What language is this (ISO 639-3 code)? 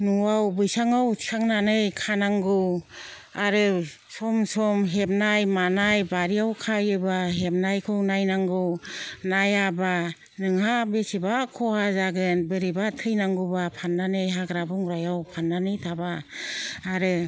brx